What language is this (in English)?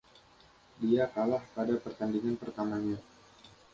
Indonesian